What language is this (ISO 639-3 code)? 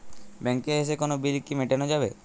ben